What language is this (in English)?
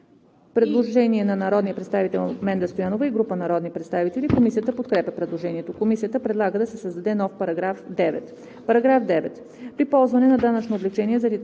Bulgarian